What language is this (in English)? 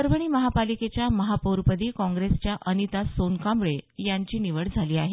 Marathi